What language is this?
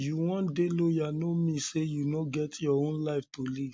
Nigerian Pidgin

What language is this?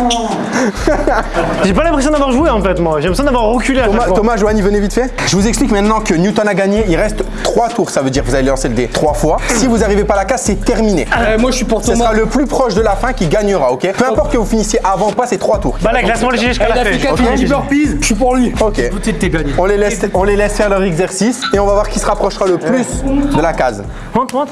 French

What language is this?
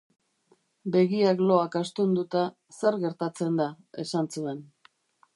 Basque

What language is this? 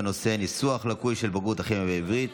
Hebrew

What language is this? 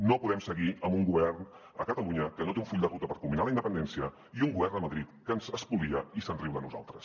Catalan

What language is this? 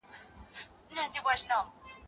Pashto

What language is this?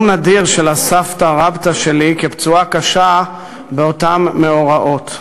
Hebrew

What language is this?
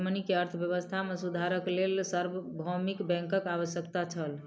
Maithili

